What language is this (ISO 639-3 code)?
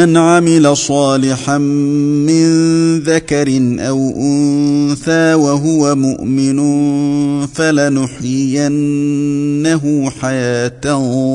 ara